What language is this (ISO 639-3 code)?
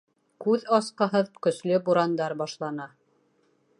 bak